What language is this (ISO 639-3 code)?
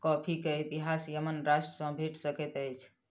mai